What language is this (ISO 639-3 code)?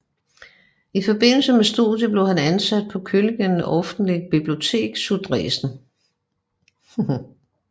dan